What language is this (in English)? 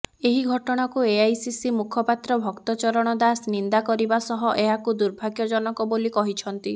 Odia